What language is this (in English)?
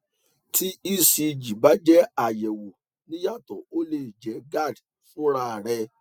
Yoruba